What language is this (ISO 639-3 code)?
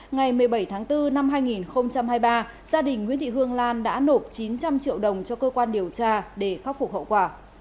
vie